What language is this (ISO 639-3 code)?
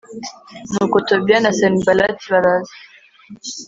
kin